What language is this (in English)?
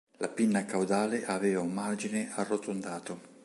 Italian